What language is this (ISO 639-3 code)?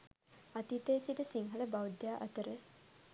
sin